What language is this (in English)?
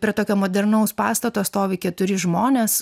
Lithuanian